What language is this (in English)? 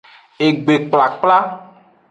Aja (Benin)